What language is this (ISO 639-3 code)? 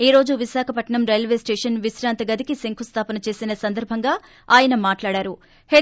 tel